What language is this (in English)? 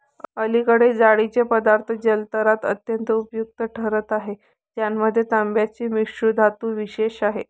Marathi